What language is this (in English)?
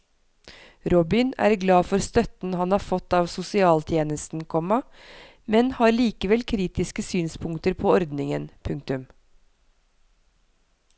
Norwegian